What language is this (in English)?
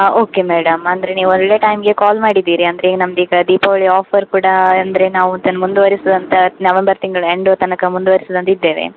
Kannada